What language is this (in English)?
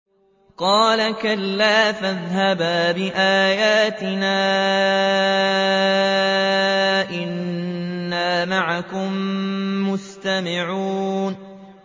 Arabic